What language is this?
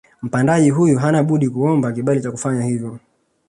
Swahili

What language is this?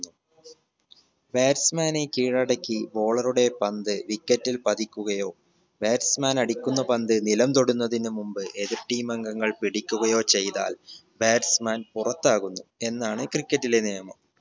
Malayalam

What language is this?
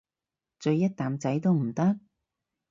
Cantonese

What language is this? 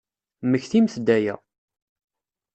Kabyle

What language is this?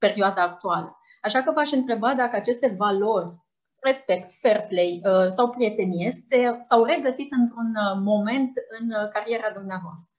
Romanian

